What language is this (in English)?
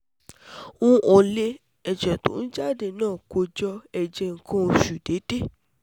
Yoruba